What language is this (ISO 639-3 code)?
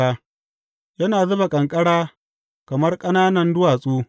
hau